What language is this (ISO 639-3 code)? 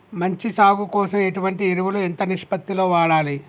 tel